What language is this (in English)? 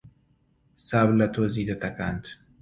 Central Kurdish